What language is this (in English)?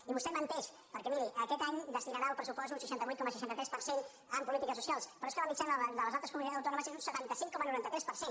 Catalan